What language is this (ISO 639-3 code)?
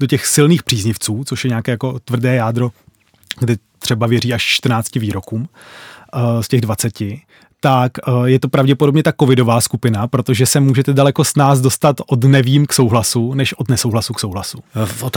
ces